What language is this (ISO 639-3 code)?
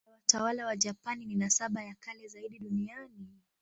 swa